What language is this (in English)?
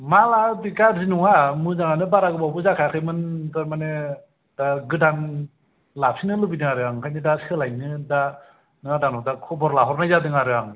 Bodo